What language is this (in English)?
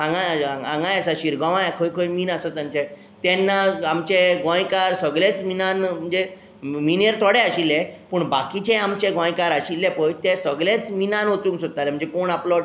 Konkani